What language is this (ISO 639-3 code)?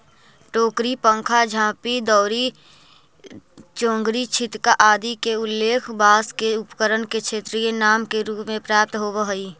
mag